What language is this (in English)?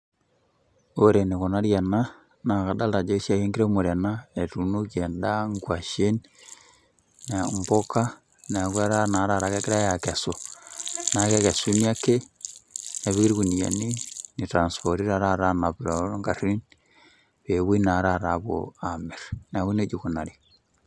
Masai